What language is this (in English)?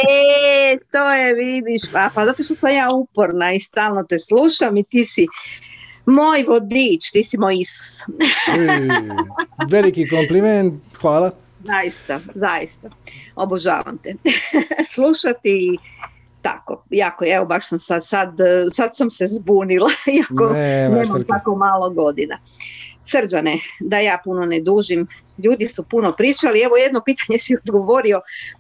Croatian